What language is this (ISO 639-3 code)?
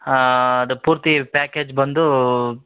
kan